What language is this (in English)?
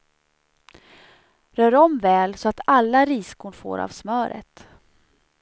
Swedish